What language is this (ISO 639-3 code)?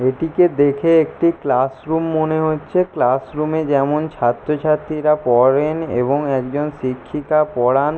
ben